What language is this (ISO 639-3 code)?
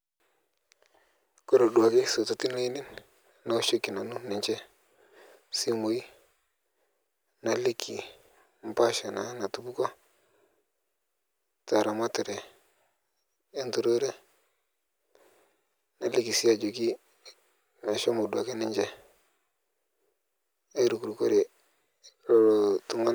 mas